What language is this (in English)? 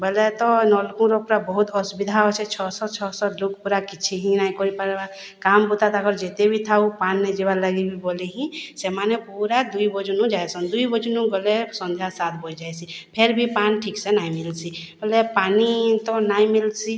Odia